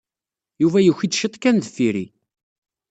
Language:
Kabyle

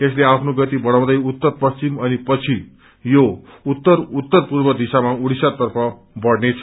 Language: Nepali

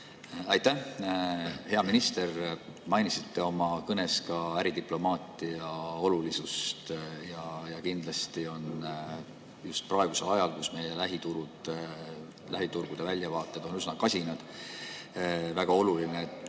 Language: Estonian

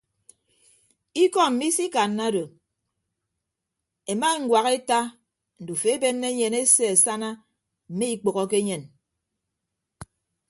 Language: Ibibio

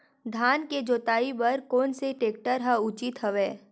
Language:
Chhattisgarhi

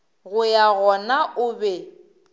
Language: Northern Sotho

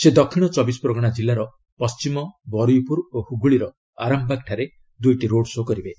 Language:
Odia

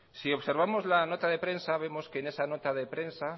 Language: Spanish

